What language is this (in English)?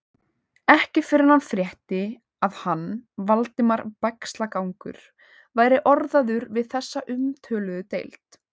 Icelandic